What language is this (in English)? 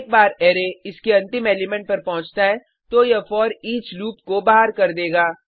Hindi